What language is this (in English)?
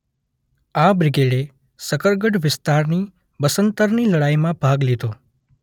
Gujarati